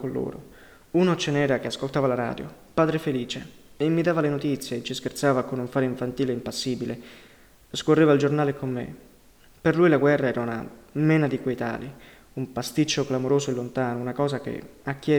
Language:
Italian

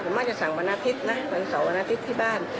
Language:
Thai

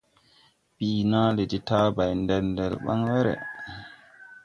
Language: Tupuri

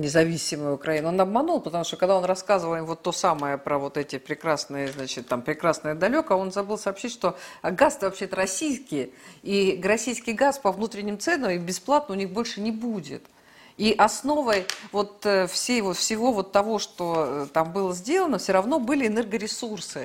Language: Russian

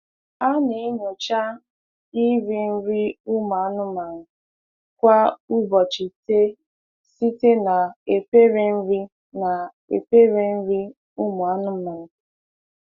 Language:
Igbo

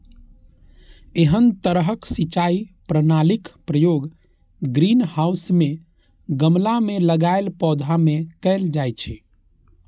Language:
Maithili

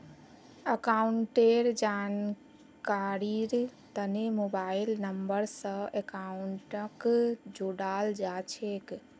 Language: Magahi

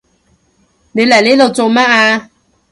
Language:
Cantonese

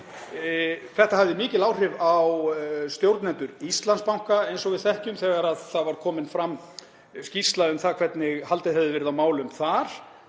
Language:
Icelandic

